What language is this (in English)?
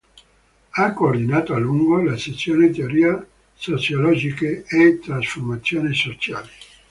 Italian